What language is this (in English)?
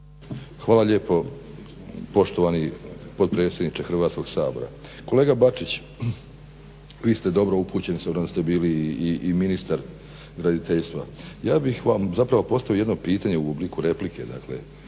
Croatian